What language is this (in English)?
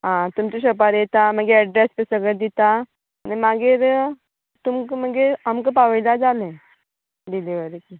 Konkani